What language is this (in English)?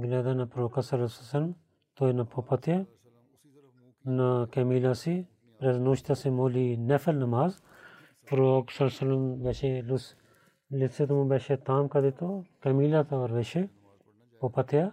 Bulgarian